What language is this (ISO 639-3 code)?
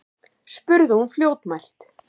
isl